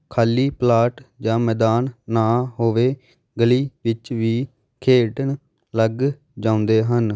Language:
Punjabi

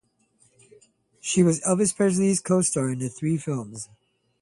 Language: English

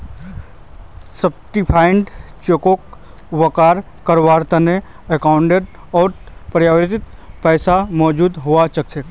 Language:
Magahi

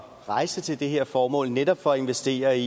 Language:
Danish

